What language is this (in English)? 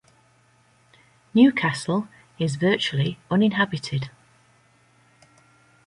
English